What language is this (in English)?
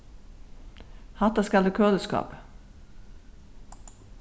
Faroese